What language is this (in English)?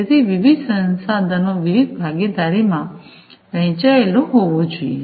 Gujarati